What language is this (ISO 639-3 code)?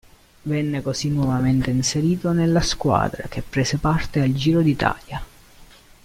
ita